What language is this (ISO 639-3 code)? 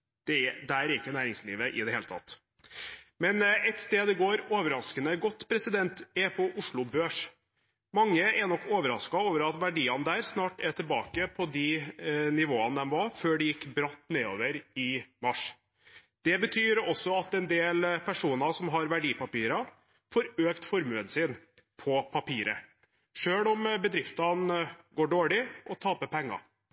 nob